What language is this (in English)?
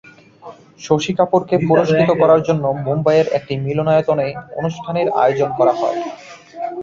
Bangla